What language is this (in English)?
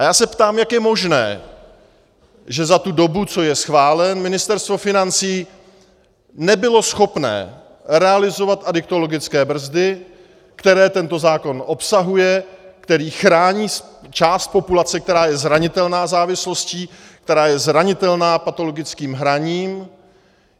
Czech